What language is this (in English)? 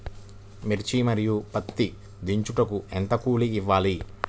Telugu